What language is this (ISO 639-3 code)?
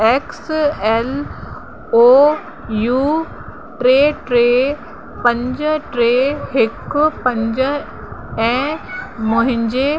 snd